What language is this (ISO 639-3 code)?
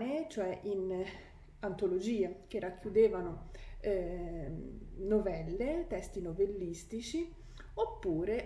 ita